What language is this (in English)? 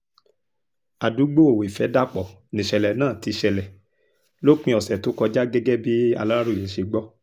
Yoruba